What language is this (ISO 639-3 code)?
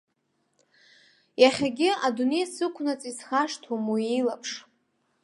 abk